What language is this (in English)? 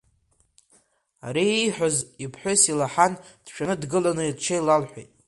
Abkhazian